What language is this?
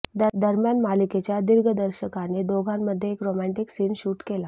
Marathi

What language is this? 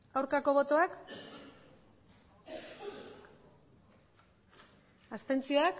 Basque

